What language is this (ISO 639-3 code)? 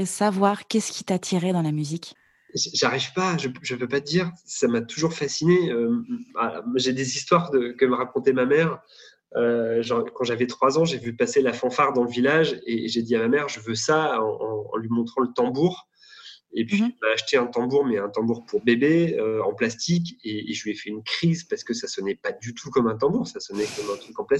fra